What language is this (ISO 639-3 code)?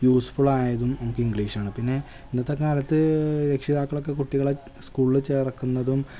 mal